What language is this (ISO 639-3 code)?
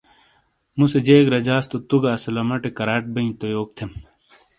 scl